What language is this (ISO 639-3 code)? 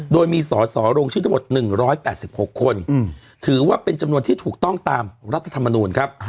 tha